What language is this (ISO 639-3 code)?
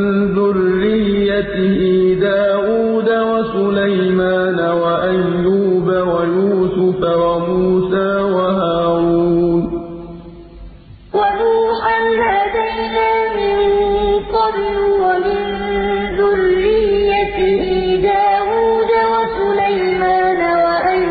ara